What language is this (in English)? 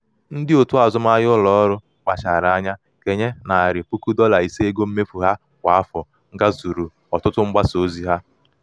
Igbo